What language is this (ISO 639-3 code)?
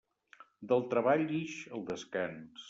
cat